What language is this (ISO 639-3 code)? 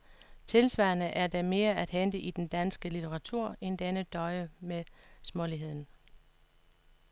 dan